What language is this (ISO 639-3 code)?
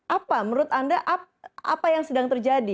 ind